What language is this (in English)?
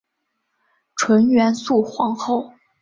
Chinese